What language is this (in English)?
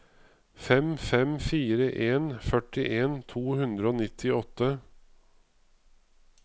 Norwegian